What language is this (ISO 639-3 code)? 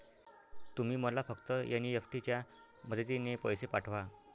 mar